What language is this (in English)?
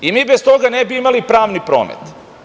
Serbian